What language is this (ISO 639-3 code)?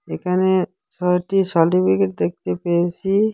ben